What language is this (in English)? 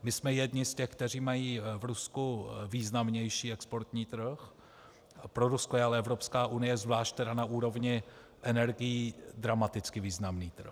Czech